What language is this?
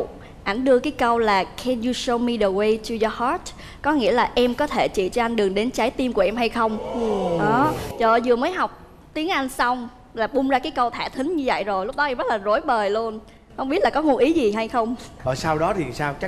Vietnamese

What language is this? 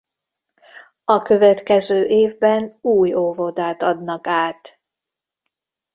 Hungarian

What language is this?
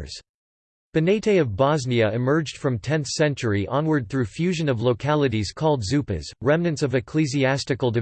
English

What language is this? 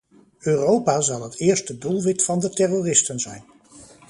Dutch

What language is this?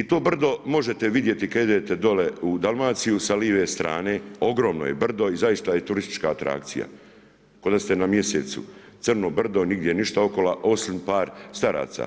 Croatian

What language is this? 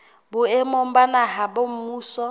Southern Sotho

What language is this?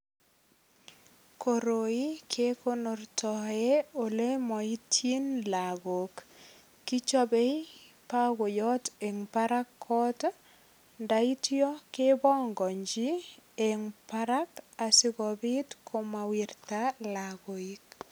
Kalenjin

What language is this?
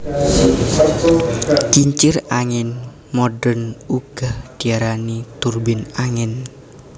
Javanese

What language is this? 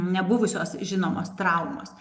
Lithuanian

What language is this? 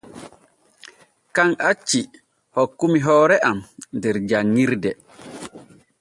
Borgu Fulfulde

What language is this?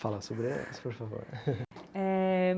Portuguese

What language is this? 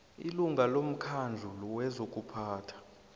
South Ndebele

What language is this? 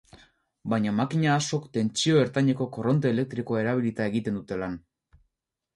Basque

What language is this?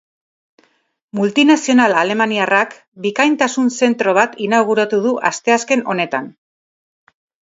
Basque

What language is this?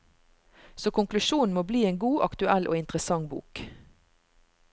Norwegian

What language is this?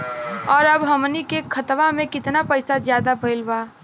Bhojpuri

